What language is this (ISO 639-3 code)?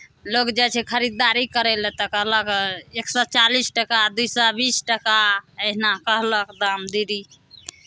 mai